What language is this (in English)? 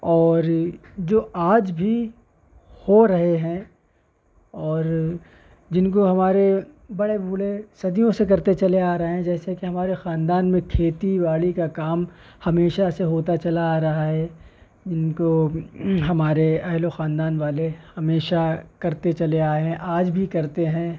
Urdu